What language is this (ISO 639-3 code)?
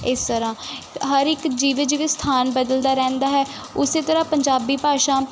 pan